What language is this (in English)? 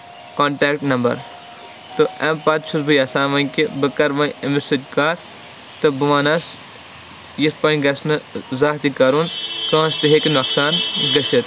Kashmiri